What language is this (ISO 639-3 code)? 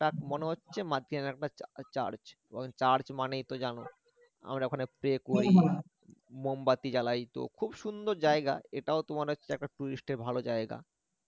ben